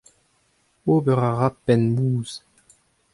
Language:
Breton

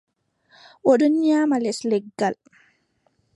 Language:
Adamawa Fulfulde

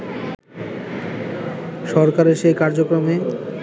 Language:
Bangla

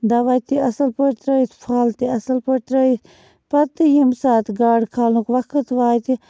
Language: Kashmiri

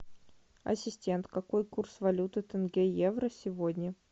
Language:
Russian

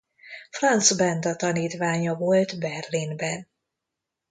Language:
Hungarian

